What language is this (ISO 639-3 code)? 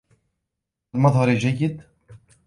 ara